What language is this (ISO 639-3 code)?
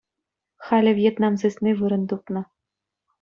chv